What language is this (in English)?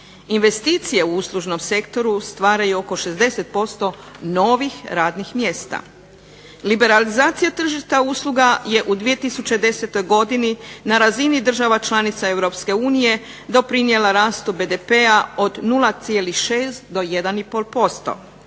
Croatian